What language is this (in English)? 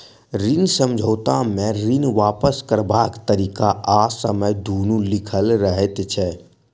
Maithili